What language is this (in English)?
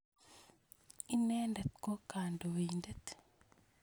Kalenjin